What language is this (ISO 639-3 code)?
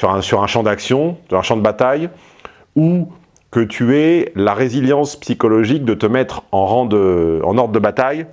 fra